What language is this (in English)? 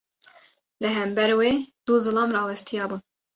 Kurdish